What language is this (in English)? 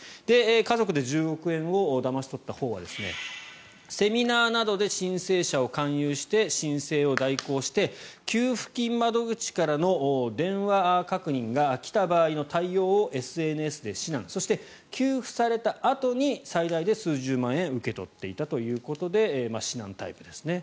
Japanese